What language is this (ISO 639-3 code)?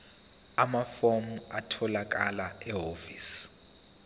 zul